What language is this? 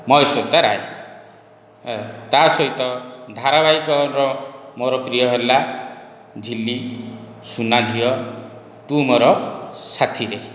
Odia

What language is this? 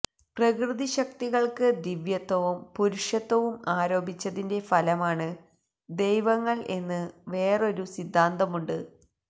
Malayalam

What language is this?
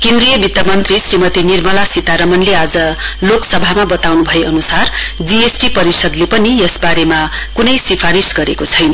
Nepali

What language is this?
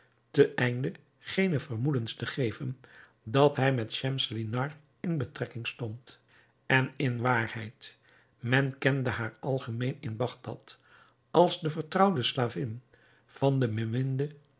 Dutch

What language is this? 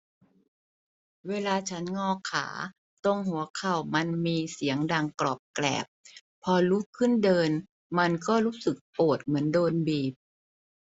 Thai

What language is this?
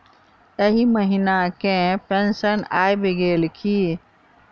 Maithili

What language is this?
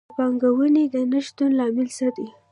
Pashto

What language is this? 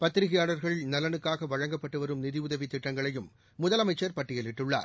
Tamil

